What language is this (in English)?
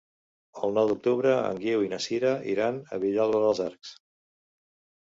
Catalan